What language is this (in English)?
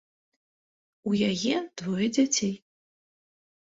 Belarusian